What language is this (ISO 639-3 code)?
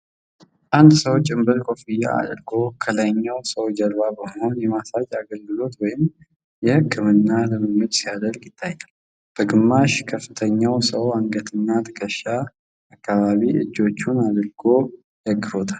amh